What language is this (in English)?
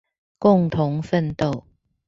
Chinese